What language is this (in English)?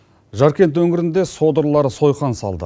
Kazakh